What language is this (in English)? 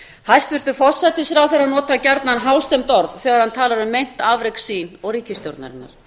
Icelandic